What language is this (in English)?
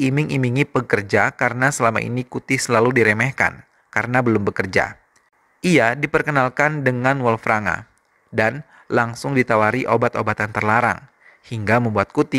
Indonesian